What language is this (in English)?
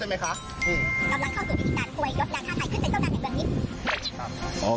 Thai